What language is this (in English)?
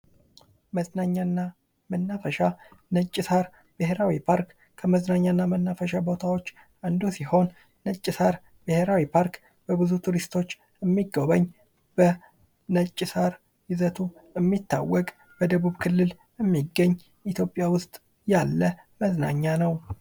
Amharic